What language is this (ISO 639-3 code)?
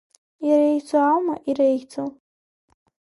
abk